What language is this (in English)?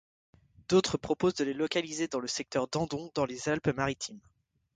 French